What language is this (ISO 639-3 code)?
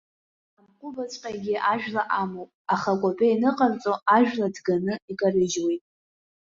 abk